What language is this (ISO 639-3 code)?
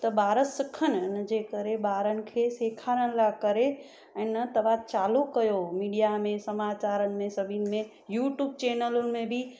snd